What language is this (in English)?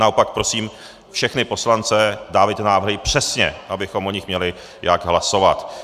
Czech